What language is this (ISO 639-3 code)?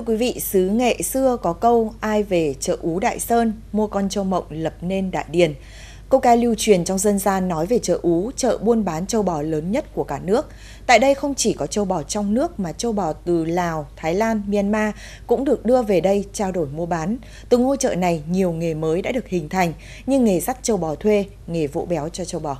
vie